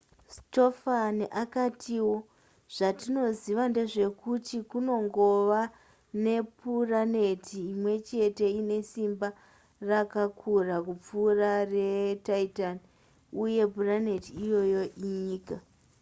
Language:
Shona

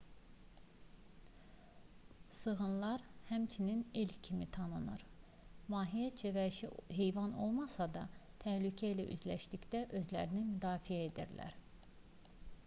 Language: Azerbaijani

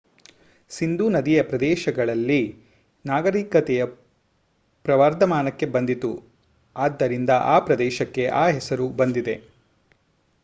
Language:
Kannada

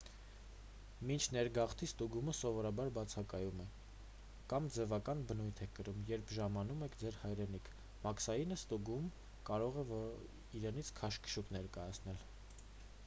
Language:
Armenian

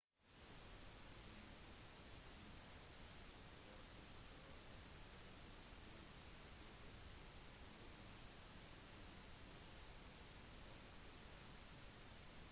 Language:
Norwegian Bokmål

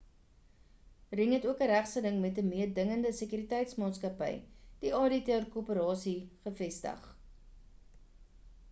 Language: Afrikaans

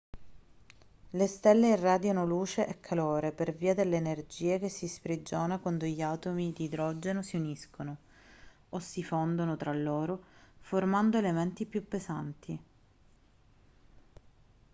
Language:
Italian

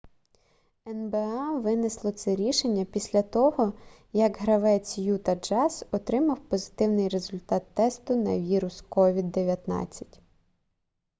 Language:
Ukrainian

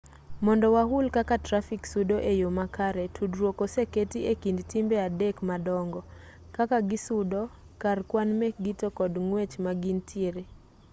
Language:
Luo (Kenya and Tanzania)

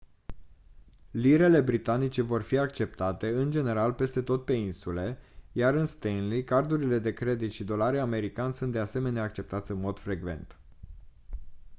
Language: Romanian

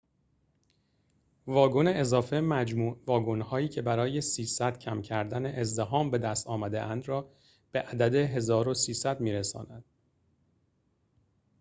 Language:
Persian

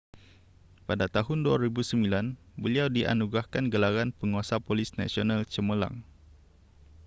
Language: Malay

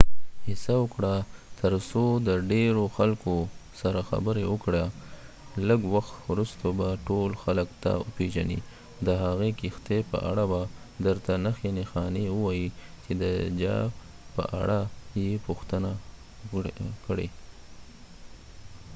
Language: Pashto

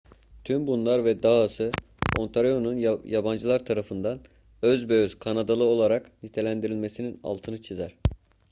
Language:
Turkish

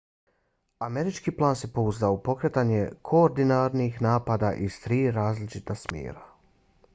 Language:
Bosnian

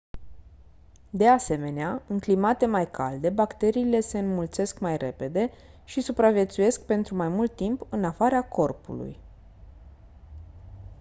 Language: Romanian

